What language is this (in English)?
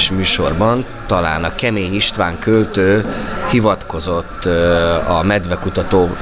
Hungarian